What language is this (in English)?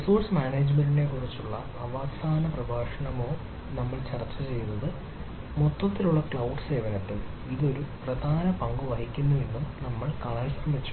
Malayalam